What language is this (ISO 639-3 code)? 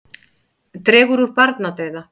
isl